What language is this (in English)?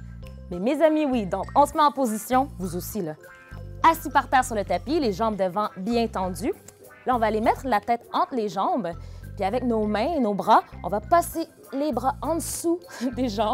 French